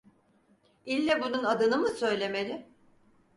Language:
Turkish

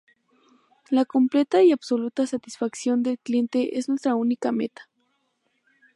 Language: Spanish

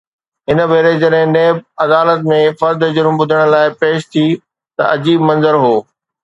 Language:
Sindhi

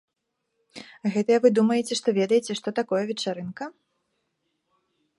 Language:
Belarusian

